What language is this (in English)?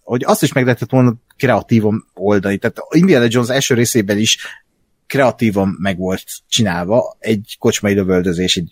Hungarian